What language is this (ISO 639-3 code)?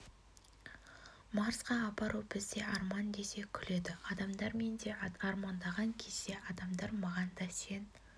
kaz